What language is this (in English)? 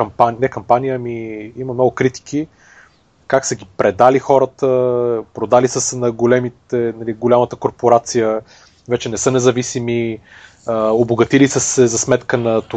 Bulgarian